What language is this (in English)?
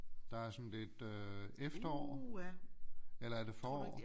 Danish